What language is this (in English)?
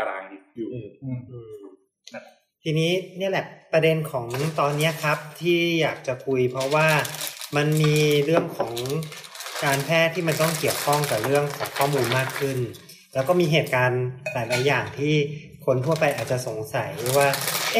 Thai